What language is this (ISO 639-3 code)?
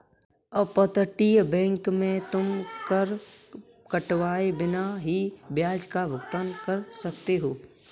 hin